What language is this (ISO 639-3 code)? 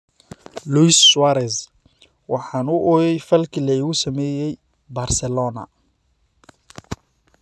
som